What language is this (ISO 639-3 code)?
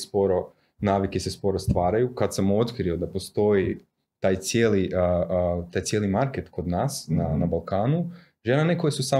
hrv